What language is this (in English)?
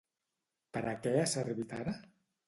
Catalan